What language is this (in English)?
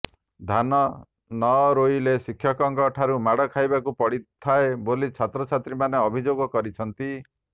Odia